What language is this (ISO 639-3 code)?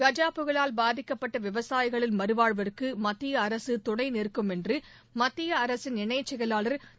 tam